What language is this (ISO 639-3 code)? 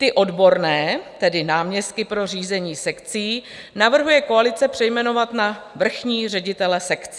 ces